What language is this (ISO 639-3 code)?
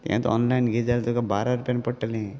kok